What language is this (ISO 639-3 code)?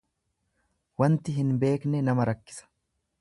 orm